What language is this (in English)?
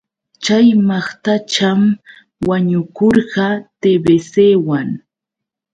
Yauyos Quechua